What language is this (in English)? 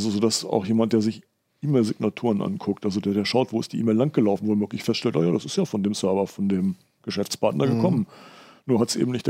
German